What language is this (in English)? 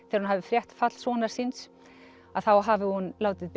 Icelandic